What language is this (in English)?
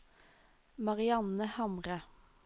Norwegian